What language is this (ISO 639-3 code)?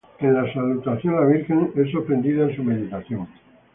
spa